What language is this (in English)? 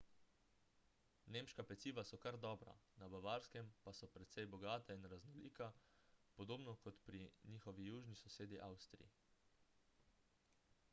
Slovenian